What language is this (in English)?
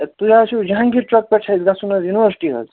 Kashmiri